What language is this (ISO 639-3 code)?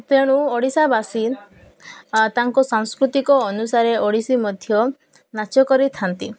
ori